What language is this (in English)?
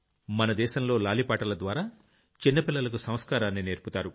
Telugu